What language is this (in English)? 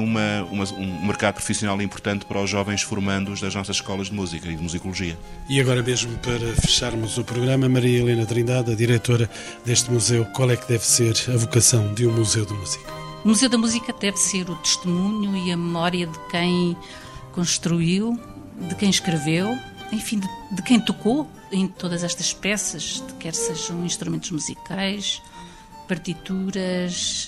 Portuguese